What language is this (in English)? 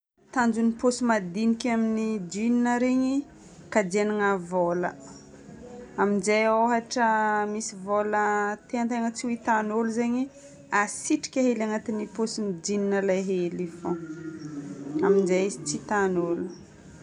Northern Betsimisaraka Malagasy